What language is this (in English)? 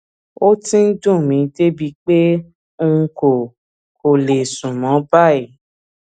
Yoruba